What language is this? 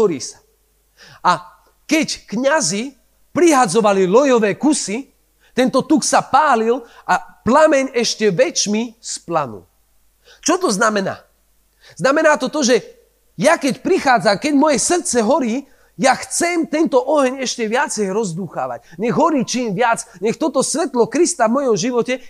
Slovak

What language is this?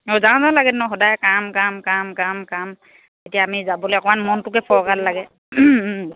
Assamese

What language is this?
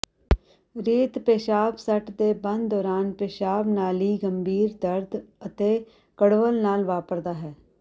Punjabi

